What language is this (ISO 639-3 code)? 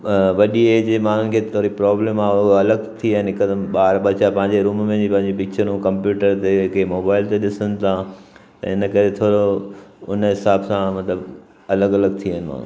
snd